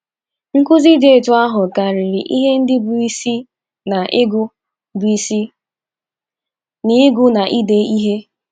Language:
Igbo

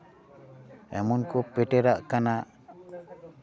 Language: Santali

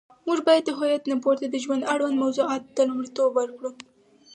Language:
Pashto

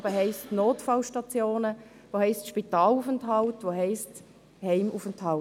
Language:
Swiss German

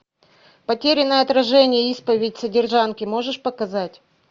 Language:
Russian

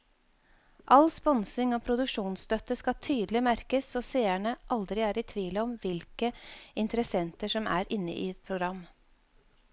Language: Norwegian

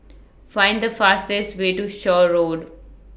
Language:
English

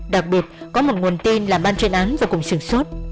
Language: Vietnamese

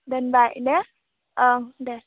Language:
Bodo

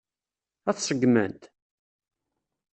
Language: Kabyle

